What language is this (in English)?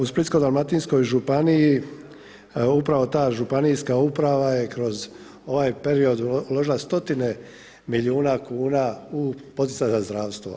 Croatian